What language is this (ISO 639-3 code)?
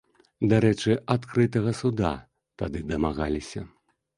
bel